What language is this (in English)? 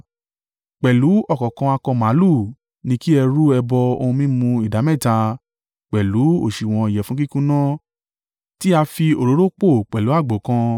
Yoruba